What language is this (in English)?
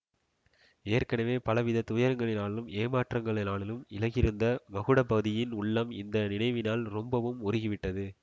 Tamil